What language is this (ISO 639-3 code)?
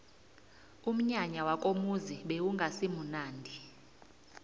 nbl